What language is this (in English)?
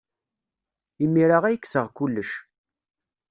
Kabyle